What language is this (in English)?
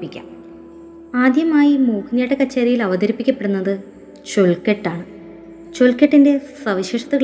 Malayalam